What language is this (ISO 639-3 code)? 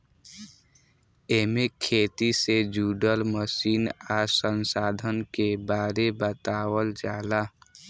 bho